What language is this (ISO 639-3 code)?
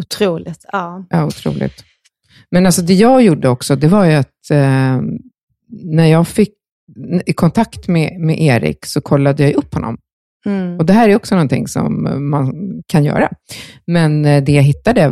swe